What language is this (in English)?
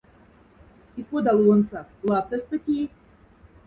Moksha